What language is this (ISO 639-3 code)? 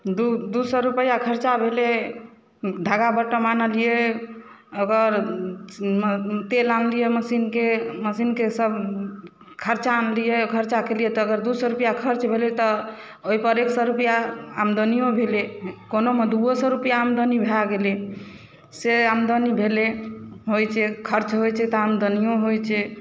mai